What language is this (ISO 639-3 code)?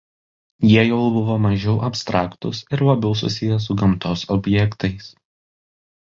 lit